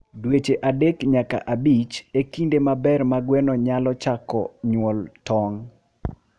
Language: Luo (Kenya and Tanzania)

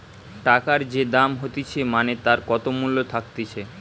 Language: Bangla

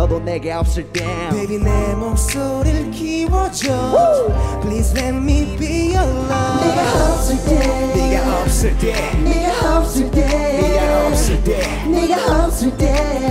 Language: Dutch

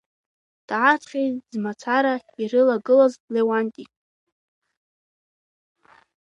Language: Abkhazian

